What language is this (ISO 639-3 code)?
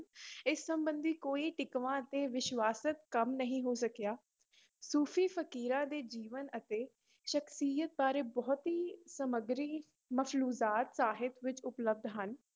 pan